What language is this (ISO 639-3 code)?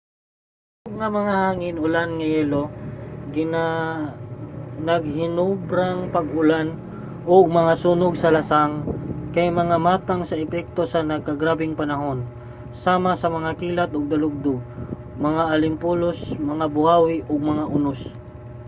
ceb